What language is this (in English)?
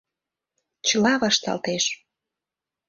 Mari